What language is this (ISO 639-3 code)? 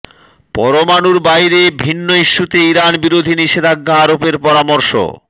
ben